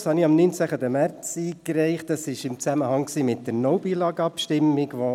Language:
Swiss German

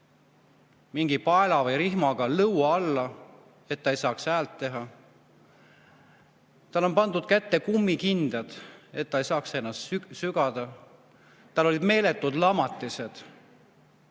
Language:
Estonian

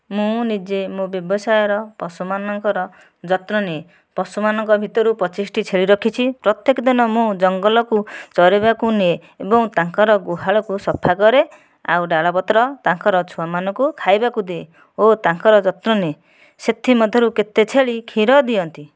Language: Odia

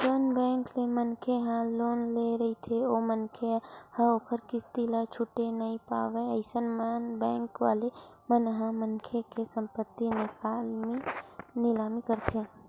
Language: Chhattisgarhi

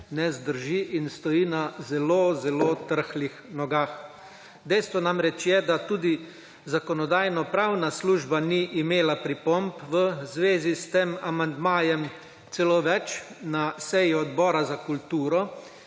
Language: Slovenian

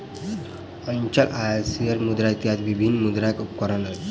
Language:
Maithili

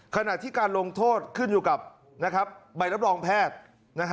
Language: Thai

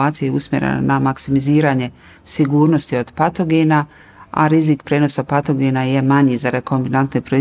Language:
Croatian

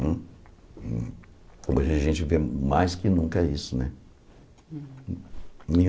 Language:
Portuguese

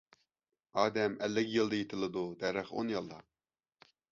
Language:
Uyghur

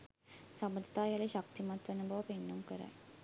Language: Sinhala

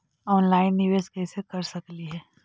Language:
Magahi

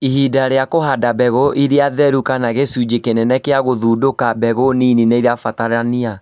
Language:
Kikuyu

